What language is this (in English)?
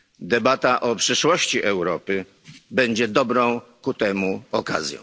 Polish